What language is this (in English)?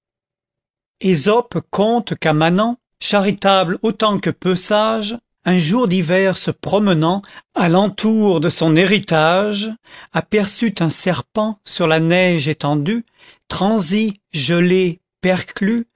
French